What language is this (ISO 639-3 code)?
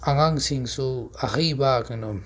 mni